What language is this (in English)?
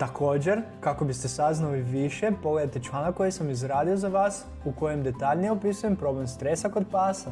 Croatian